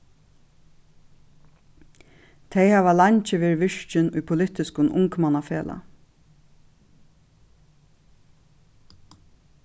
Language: Faroese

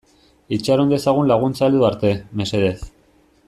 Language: Basque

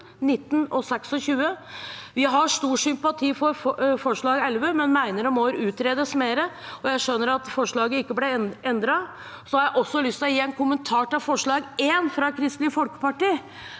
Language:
Norwegian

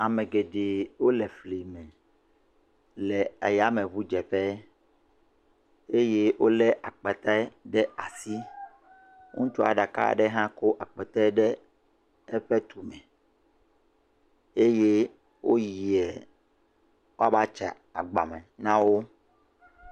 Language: Ewe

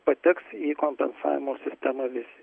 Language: Lithuanian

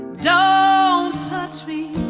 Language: English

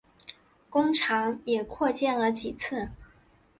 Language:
Chinese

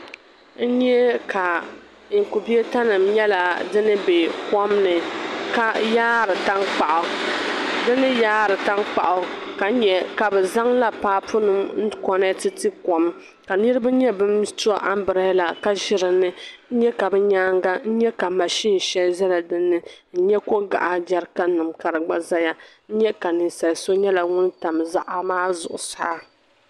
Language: Dagbani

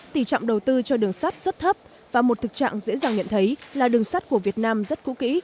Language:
Vietnamese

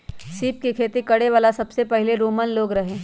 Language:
Magahi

